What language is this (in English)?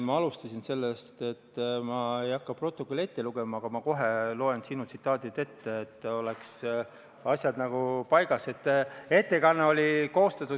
Estonian